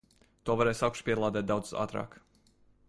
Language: Latvian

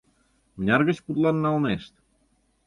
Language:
Mari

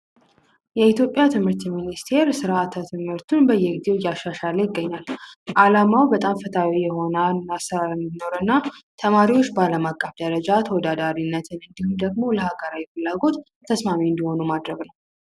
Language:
Amharic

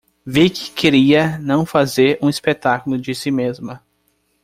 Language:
Portuguese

